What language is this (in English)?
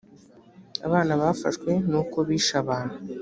Kinyarwanda